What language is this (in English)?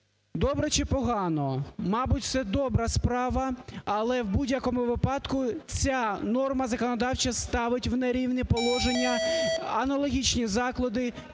Ukrainian